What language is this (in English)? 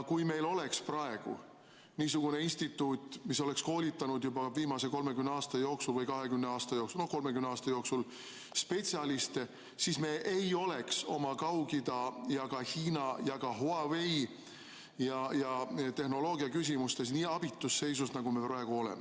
Estonian